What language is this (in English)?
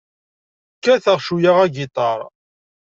Kabyle